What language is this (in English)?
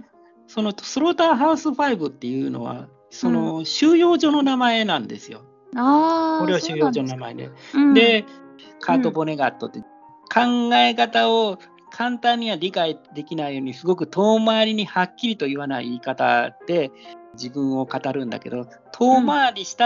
Japanese